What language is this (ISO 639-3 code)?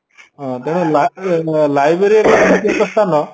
ori